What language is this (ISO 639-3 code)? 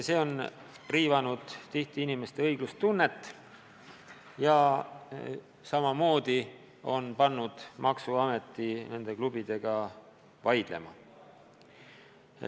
est